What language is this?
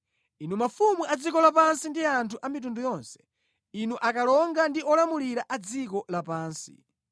Nyanja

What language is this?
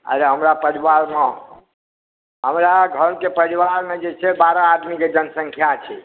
Maithili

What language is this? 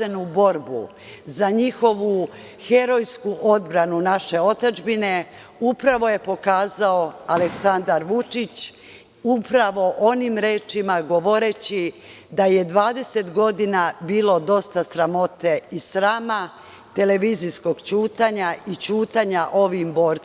Serbian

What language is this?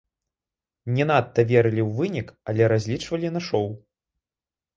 Belarusian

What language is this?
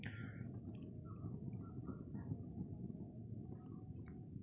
Maithili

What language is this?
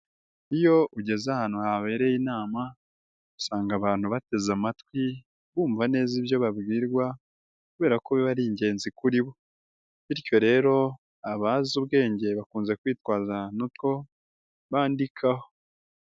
Kinyarwanda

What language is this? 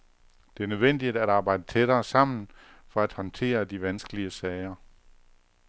Danish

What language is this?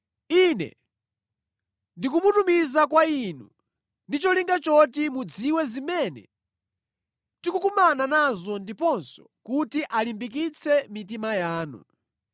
Nyanja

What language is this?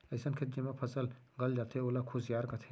Chhattisgarhi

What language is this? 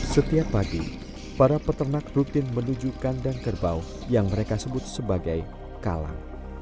Indonesian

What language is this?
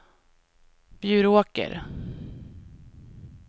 Swedish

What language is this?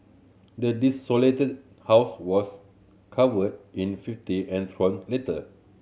English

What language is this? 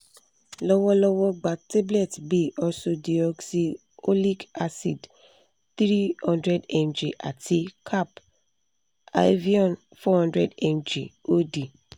Yoruba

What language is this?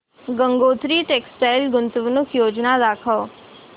Marathi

